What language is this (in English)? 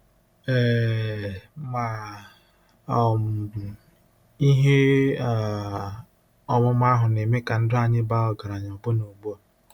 Igbo